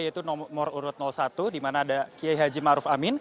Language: Indonesian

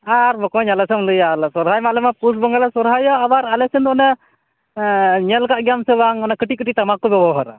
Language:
Santali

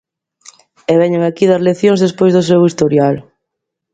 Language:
Galician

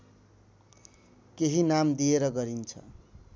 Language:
Nepali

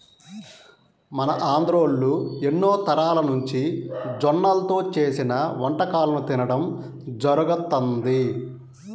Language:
Telugu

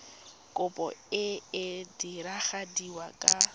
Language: Tswana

